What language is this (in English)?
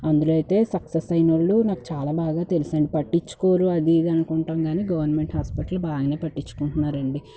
Telugu